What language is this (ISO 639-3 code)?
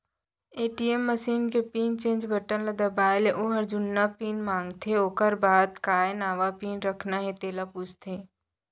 hne